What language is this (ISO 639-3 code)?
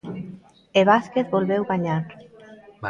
glg